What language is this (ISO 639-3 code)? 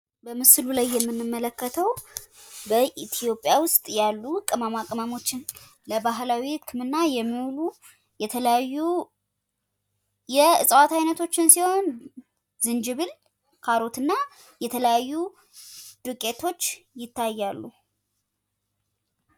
amh